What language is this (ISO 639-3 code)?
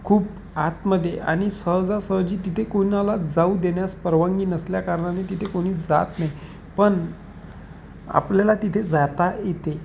mar